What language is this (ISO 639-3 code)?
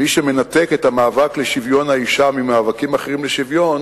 heb